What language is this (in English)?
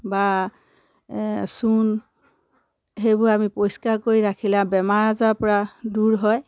Assamese